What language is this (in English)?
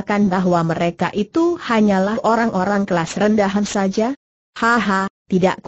Indonesian